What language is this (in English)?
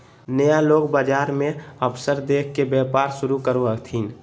Magahi